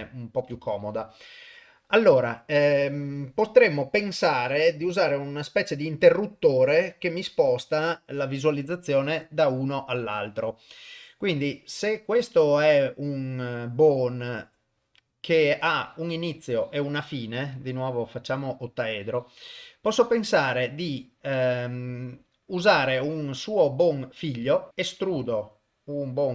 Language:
Italian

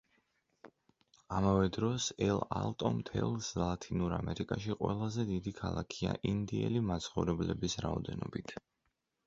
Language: Georgian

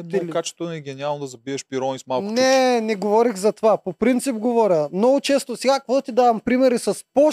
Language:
Bulgarian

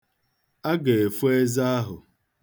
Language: Igbo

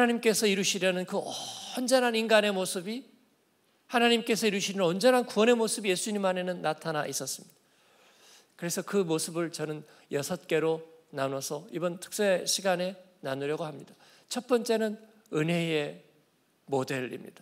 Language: Korean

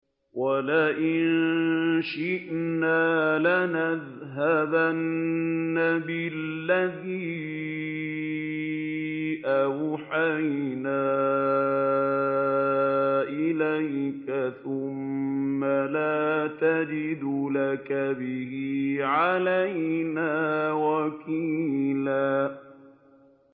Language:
Arabic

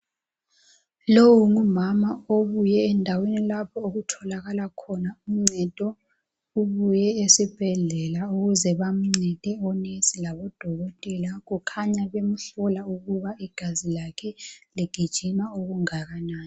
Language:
North Ndebele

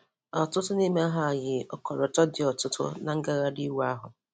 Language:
Igbo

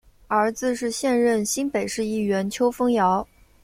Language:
Chinese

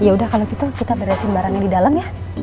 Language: Indonesian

